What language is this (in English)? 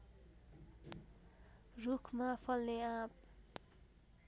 Nepali